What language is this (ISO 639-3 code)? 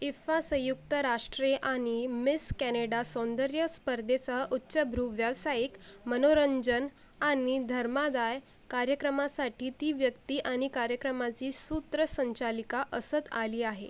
mar